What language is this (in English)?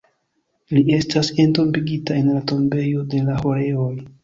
Esperanto